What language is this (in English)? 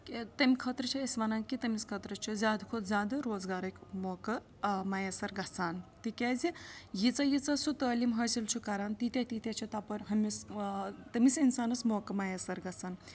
Kashmiri